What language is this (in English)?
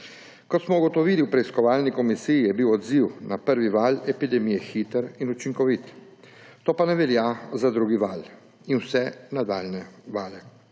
Slovenian